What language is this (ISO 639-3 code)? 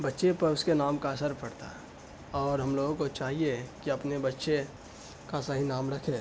urd